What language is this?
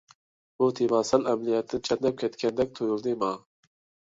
Uyghur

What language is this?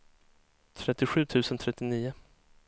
Swedish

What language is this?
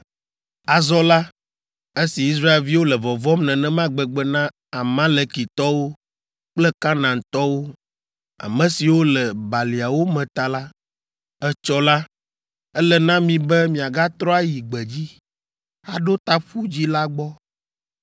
Ewe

